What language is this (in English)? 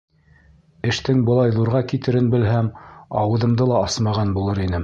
Bashkir